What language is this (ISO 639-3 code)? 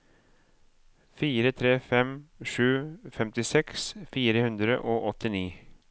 nor